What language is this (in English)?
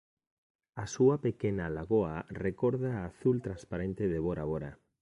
Galician